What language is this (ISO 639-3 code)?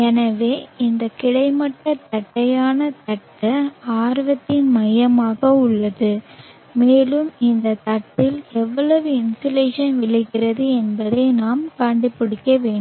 tam